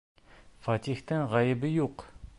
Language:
Bashkir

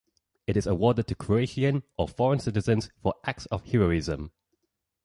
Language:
English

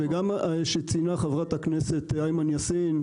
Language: Hebrew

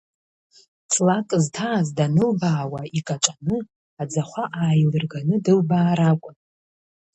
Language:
Abkhazian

